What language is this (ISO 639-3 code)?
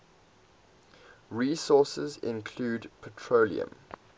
eng